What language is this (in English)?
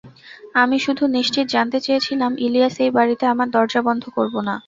Bangla